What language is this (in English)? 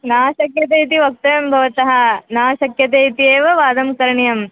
Sanskrit